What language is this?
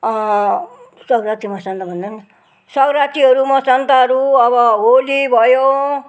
Nepali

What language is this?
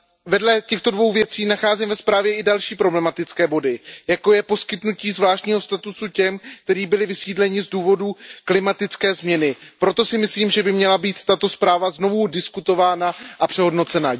Czech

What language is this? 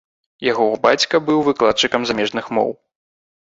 Belarusian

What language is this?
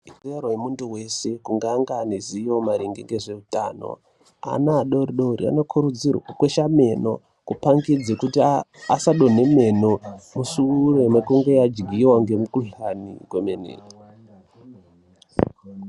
Ndau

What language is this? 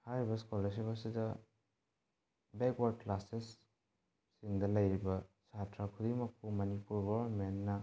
Manipuri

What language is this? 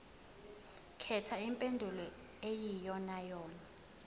Zulu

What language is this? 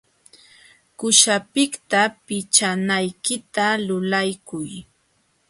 Jauja Wanca Quechua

